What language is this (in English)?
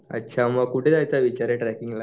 Marathi